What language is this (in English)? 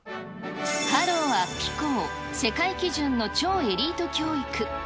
Japanese